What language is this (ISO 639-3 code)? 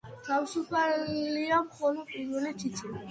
kat